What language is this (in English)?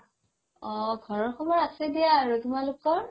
Assamese